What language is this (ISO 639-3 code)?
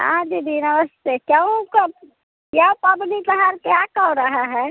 mai